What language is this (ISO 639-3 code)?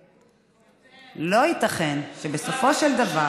heb